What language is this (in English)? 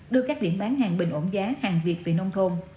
Vietnamese